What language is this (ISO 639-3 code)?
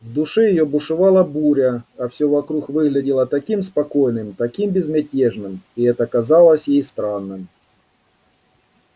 rus